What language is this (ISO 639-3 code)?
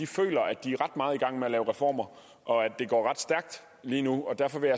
dan